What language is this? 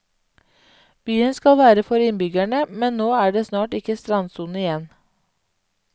Norwegian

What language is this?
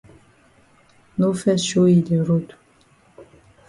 Cameroon Pidgin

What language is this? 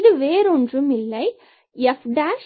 Tamil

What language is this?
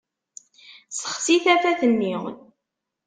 Kabyle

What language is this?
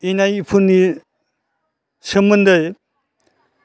Bodo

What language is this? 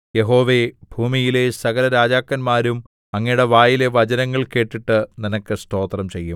Malayalam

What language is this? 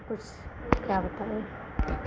Hindi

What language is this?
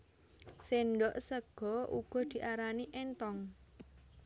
Javanese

